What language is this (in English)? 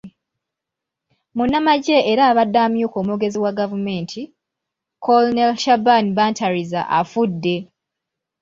Ganda